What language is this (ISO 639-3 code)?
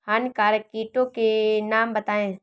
hin